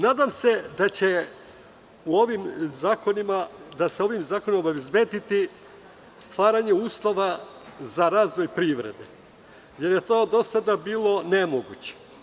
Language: Serbian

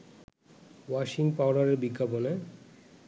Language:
Bangla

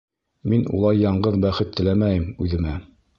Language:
Bashkir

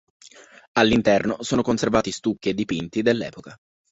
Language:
Italian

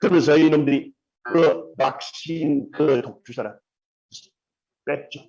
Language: Korean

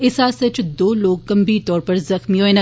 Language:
Dogri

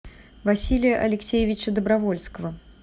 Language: Russian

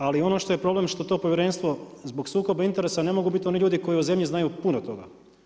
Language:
Croatian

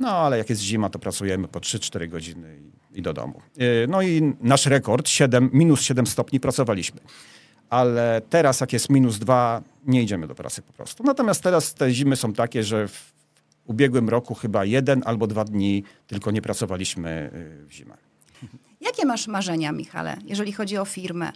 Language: Polish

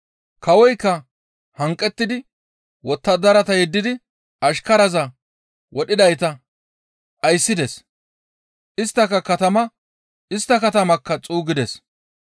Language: Gamo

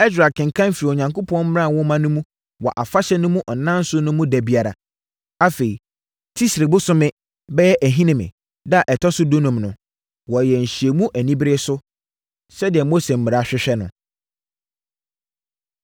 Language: Akan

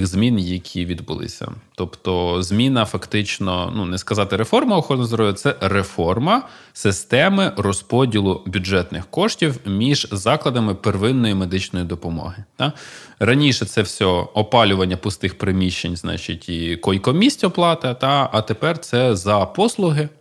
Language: Ukrainian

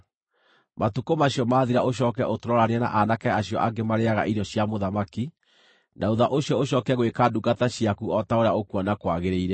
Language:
Kikuyu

